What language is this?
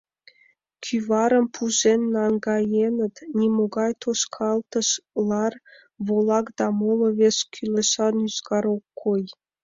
Mari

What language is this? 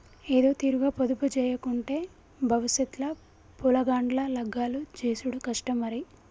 Telugu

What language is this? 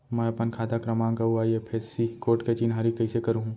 Chhattisgarhi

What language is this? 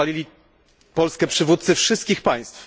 Polish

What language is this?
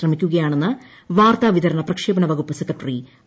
Malayalam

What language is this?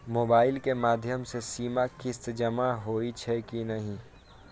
Maithili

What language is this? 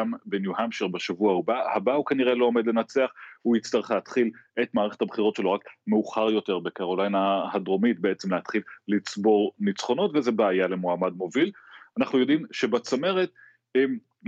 Hebrew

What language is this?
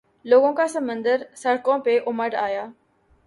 Urdu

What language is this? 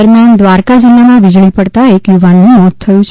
Gujarati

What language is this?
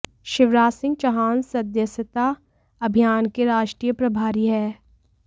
Hindi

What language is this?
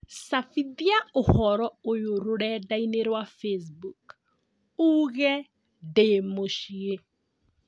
Kikuyu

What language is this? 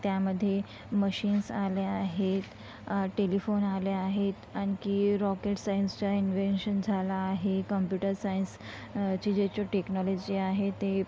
Marathi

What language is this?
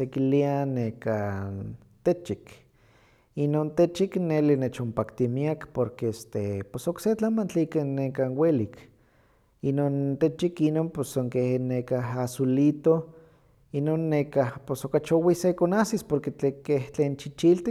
Huaxcaleca Nahuatl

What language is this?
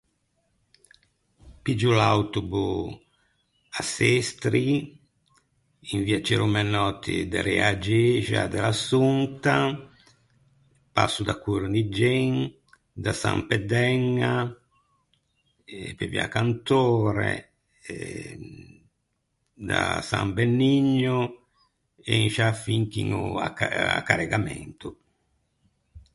Ligurian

